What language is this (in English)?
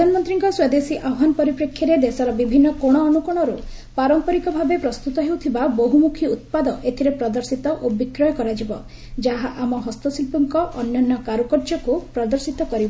Odia